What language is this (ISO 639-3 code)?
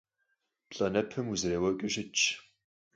kbd